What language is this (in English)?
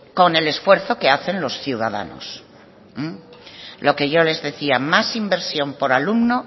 Spanish